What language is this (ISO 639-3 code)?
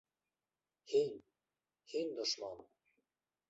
bak